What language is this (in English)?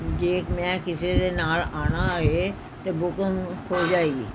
Punjabi